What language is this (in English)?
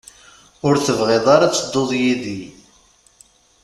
Kabyle